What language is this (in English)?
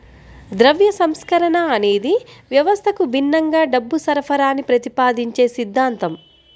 Telugu